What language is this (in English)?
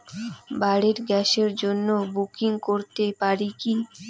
Bangla